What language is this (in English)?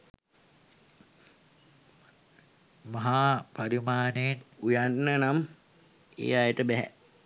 Sinhala